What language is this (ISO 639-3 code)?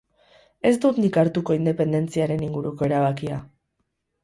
eus